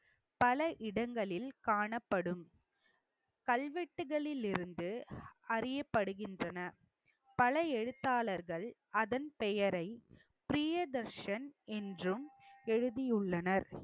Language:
Tamil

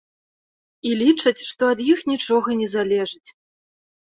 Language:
Belarusian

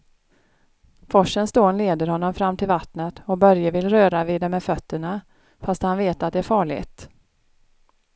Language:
Swedish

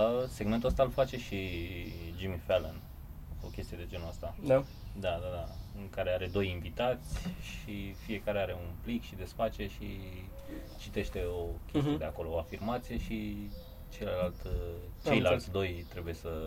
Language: Romanian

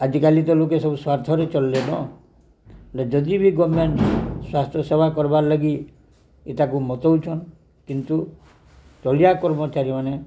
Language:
Odia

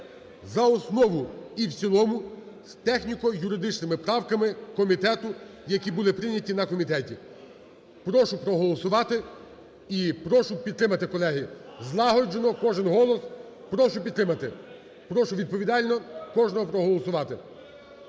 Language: Ukrainian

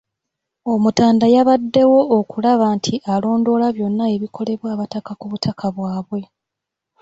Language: Ganda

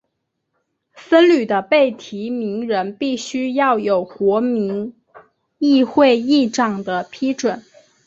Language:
Chinese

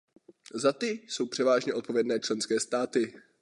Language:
Czech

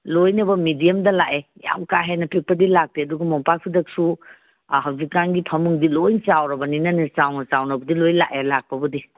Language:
Manipuri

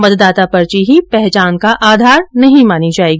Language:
Hindi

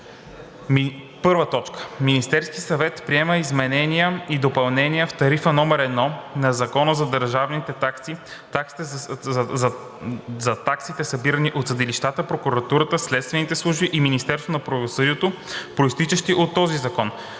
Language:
Bulgarian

